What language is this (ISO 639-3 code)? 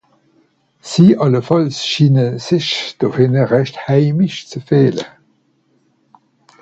gsw